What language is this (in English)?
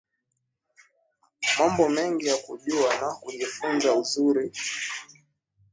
Swahili